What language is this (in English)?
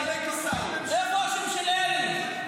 Hebrew